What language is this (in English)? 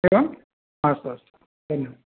Sanskrit